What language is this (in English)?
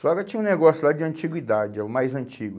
Portuguese